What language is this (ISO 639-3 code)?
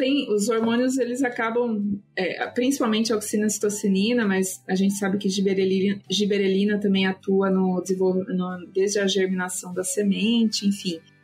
por